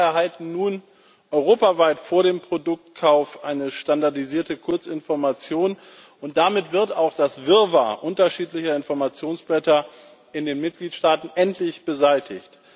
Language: German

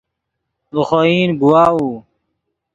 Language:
Yidgha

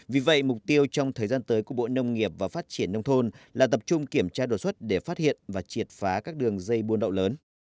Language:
Vietnamese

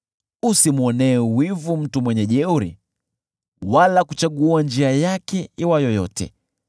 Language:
Swahili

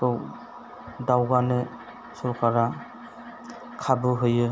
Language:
Bodo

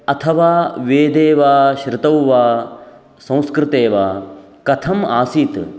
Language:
Sanskrit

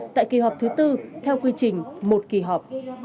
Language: Vietnamese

